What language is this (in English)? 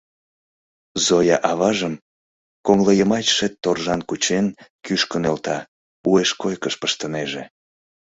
Mari